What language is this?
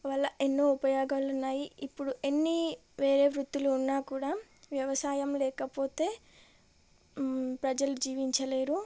Telugu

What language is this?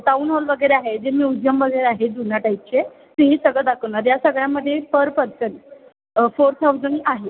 Marathi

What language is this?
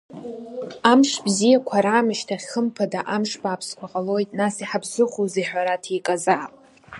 Abkhazian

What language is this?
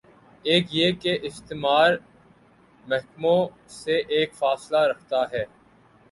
Urdu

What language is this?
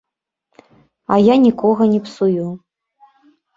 Belarusian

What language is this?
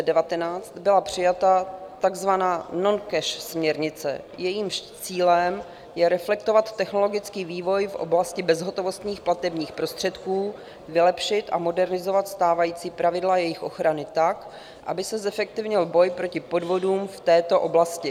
Czech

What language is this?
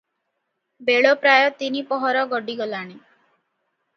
Odia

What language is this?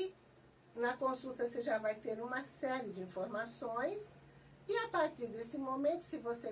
Portuguese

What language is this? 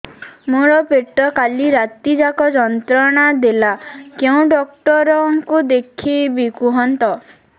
Odia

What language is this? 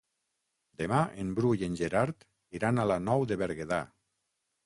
Catalan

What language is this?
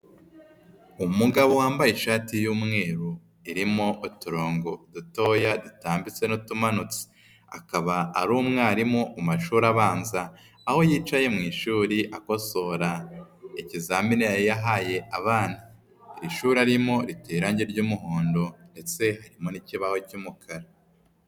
Kinyarwanda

